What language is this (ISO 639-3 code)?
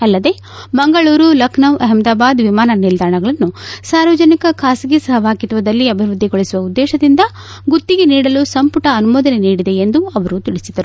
kan